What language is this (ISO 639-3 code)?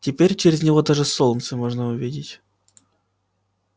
rus